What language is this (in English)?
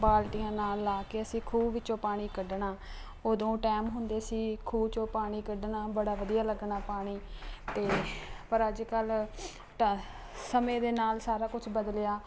Punjabi